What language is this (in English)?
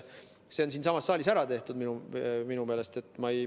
Estonian